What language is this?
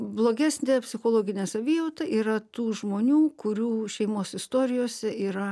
Lithuanian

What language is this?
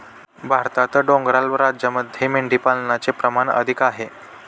Marathi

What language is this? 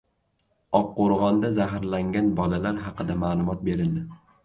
Uzbek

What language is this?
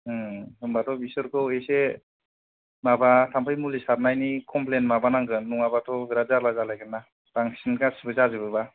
Bodo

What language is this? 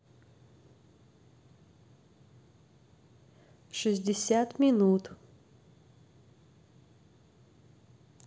Russian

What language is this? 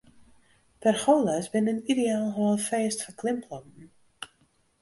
Western Frisian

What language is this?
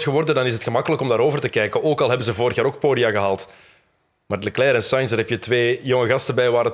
Dutch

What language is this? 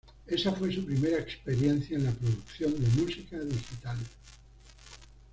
Spanish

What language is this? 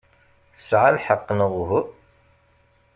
Kabyle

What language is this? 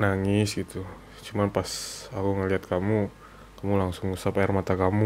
Indonesian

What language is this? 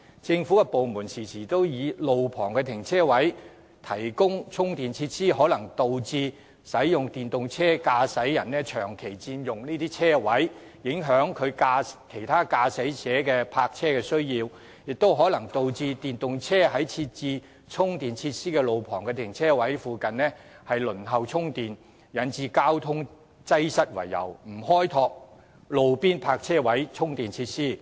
Cantonese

